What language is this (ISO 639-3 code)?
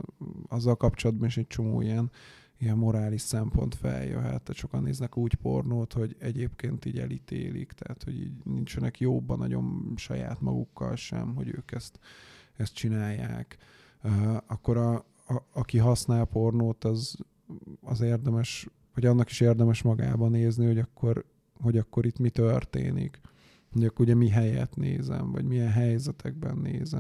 hun